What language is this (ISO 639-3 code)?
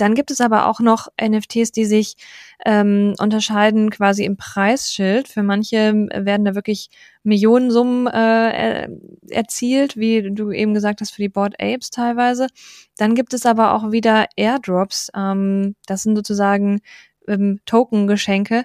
deu